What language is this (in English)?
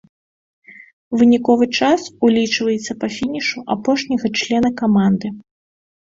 Belarusian